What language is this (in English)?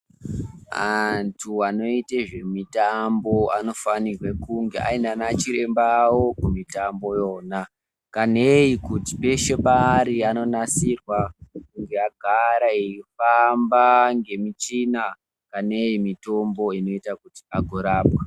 Ndau